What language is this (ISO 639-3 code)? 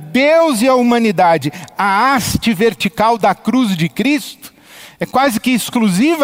por